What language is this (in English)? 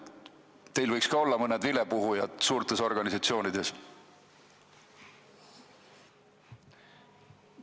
Estonian